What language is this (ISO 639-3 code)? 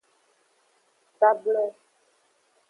ajg